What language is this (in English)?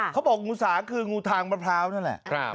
Thai